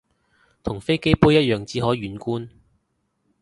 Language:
Cantonese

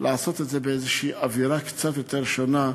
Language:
Hebrew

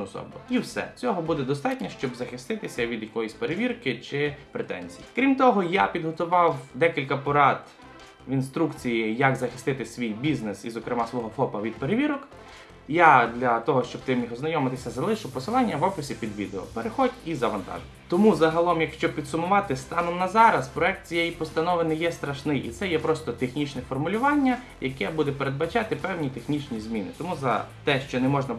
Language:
Ukrainian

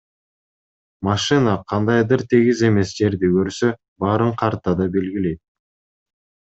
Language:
Kyrgyz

